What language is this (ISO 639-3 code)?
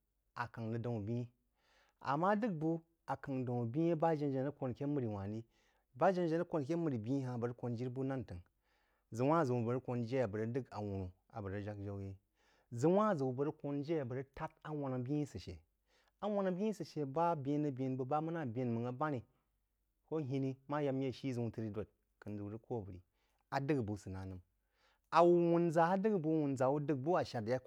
juo